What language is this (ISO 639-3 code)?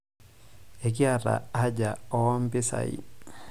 mas